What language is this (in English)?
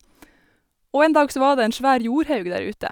Norwegian